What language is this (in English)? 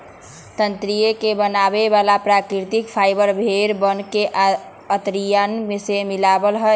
Magahi